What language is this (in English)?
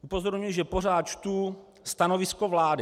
Czech